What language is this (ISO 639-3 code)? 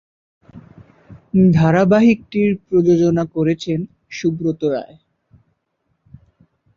ben